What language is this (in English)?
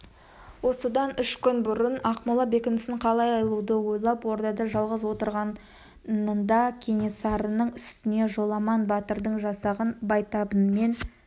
Kazakh